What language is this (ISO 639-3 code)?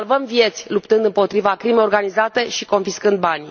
ron